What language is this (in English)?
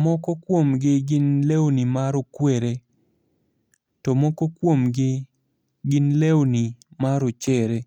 Luo (Kenya and Tanzania)